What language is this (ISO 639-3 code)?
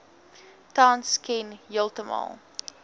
afr